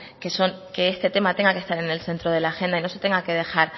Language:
Spanish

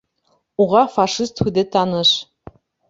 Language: Bashkir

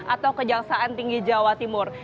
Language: Indonesian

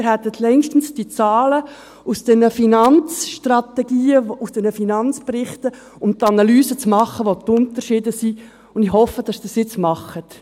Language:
Swiss German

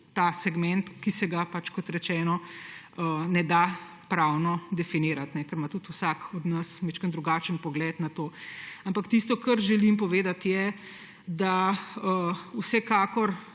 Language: Slovenian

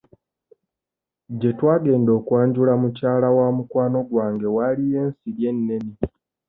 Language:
Ganda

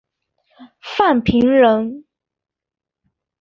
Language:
Chinese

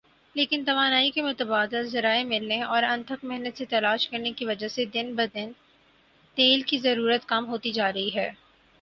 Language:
Urdu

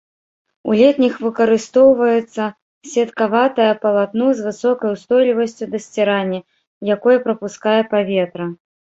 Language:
Belarusian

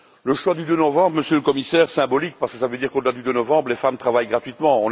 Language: French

